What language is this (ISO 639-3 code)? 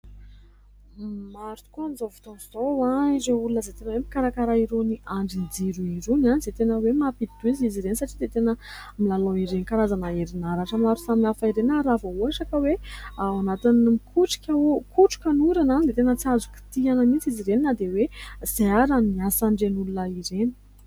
mlg